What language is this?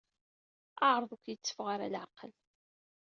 Kabyle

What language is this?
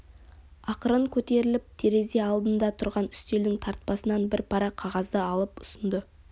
Kazakh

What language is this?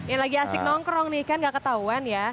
Indonesian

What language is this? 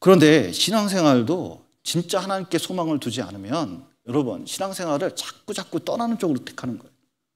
Korean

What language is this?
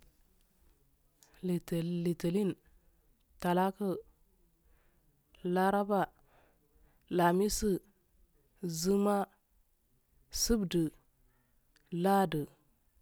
Afade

